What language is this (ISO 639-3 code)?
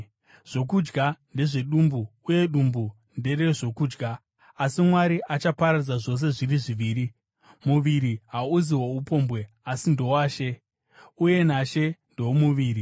sna